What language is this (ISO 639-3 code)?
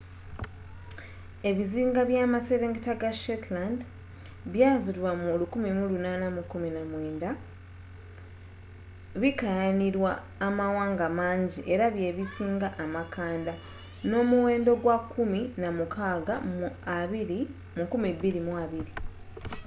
lug